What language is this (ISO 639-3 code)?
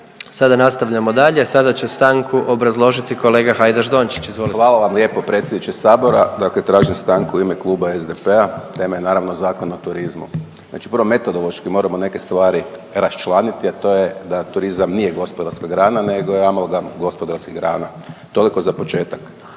hrv